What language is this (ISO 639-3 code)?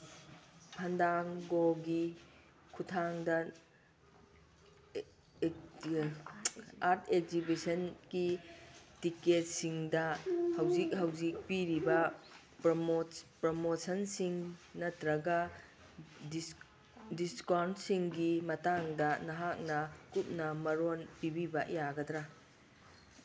mni